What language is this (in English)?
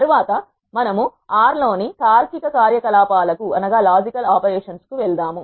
Telugu